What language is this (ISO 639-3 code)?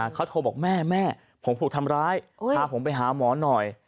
tha